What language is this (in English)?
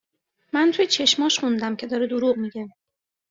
Persian